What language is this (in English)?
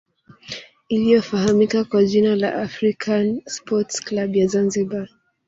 Swahili